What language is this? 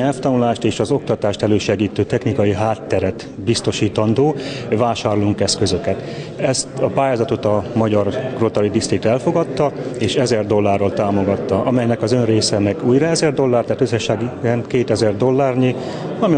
Hungarian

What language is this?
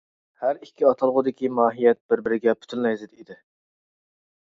Uyghur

